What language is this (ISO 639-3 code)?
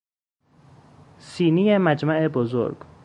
fas